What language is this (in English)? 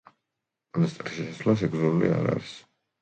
Georgian